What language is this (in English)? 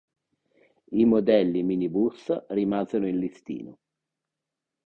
Italian